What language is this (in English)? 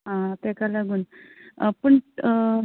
Konkani